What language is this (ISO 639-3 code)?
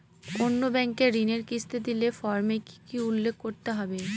ben